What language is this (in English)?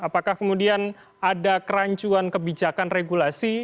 Indonesian